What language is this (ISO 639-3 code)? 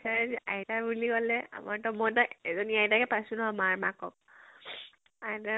asm